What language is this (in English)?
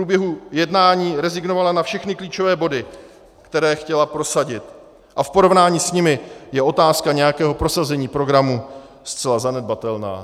Czech